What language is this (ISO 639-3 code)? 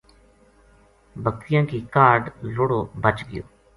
gju